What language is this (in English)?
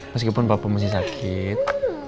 Indonesian